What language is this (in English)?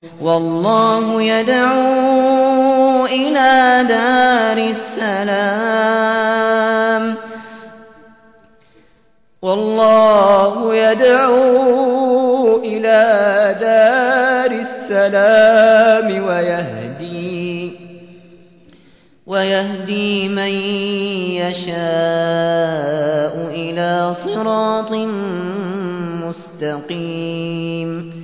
Arabic